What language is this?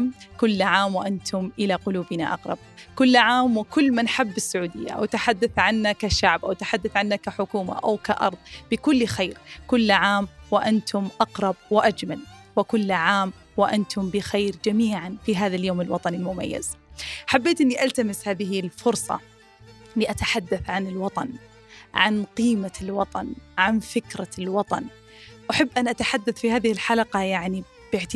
Arabic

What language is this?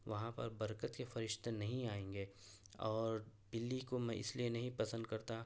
Urdu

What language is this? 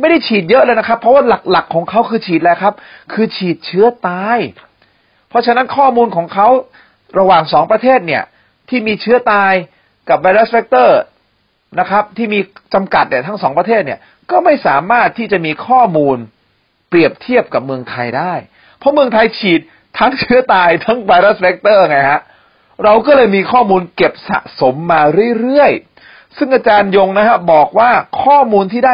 Thai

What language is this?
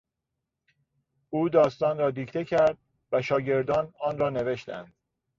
Persian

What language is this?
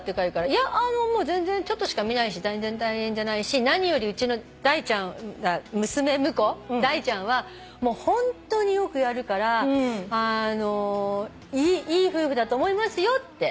Japanese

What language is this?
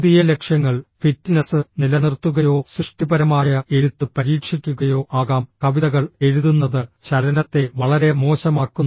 Malayalam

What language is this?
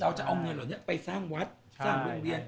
Thai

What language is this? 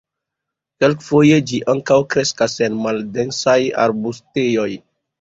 Esperanto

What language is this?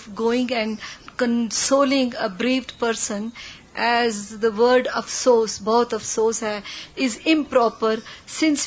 Urdu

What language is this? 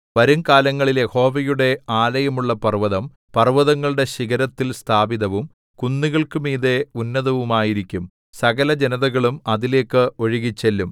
Malayalam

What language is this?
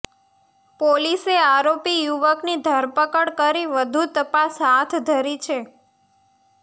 Gujarati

